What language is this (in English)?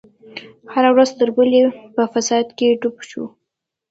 Pashto